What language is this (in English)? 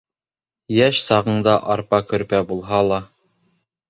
Bashkir